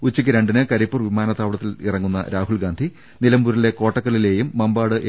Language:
Malayalam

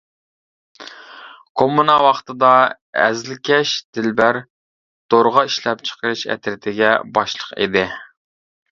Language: Uyghur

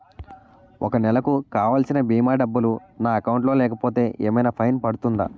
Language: Telugu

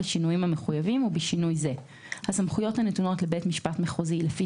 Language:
Hebrew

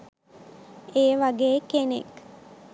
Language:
Sinhala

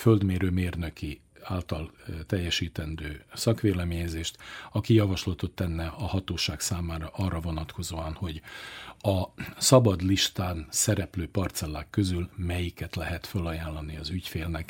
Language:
Hungarian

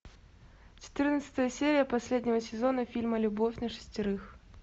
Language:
Russian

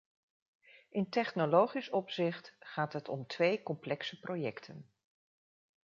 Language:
Dutch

